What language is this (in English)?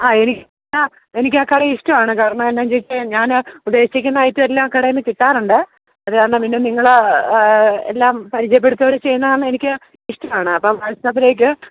Malayalam